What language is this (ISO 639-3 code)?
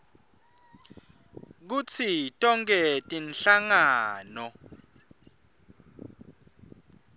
ssw